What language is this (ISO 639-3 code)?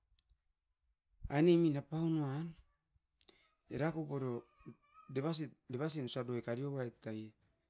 eiv